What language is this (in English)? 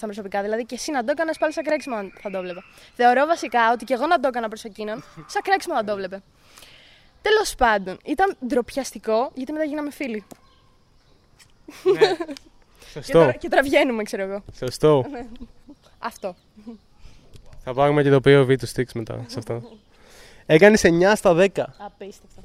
Greek